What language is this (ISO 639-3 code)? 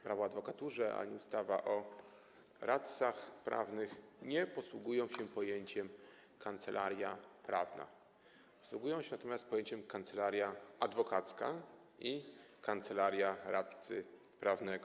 pol